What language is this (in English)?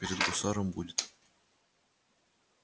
Russian